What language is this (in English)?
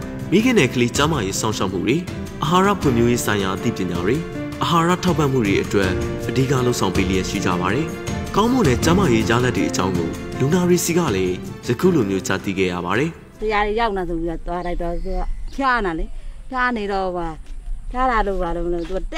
Thai